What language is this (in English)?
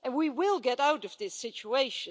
English